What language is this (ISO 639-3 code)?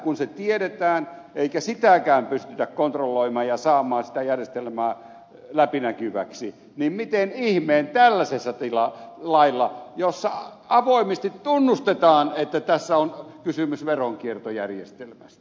fin